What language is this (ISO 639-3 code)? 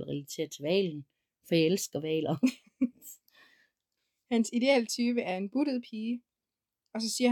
dan